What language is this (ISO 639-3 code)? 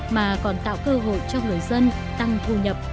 vie